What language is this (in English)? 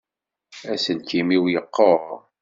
Kabyle